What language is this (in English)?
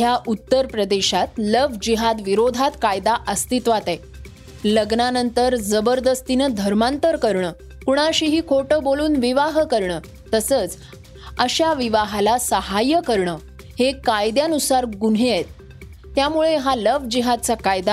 Marathi